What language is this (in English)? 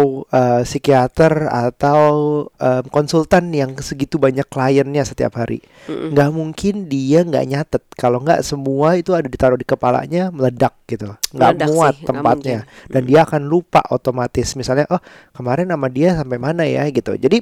Indonesian